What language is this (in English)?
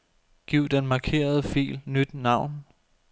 Danish